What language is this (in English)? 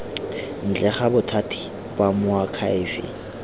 Tswana